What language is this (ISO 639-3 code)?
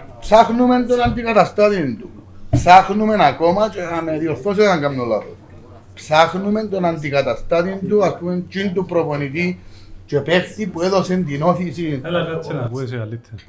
ell